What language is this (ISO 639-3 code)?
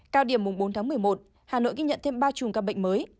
vie